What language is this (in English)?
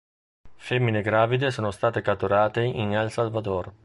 Italian